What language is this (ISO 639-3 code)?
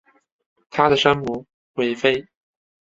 zho